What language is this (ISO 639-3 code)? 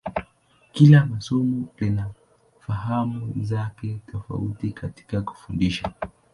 swa